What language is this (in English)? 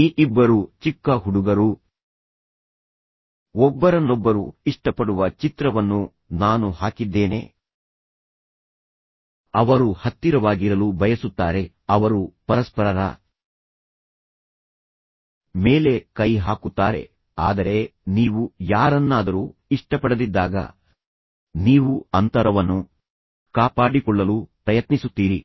Kannada